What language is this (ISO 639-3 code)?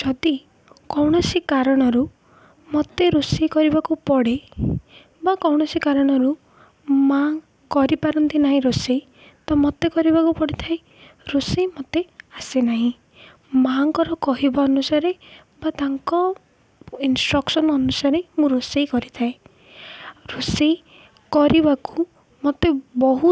ori